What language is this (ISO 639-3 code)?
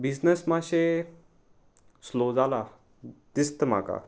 kok